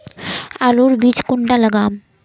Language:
Magahi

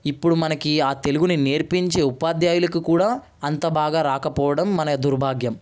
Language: Telugu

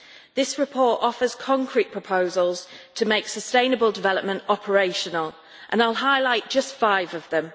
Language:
English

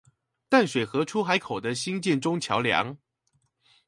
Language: Chinese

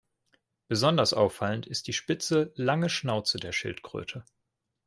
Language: German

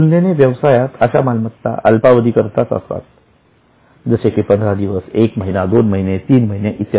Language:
Marathi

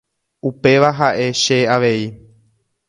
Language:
Guarani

